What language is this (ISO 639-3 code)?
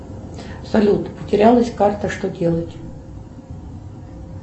rus